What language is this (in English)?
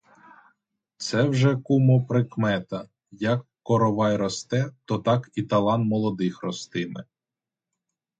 Ukrainian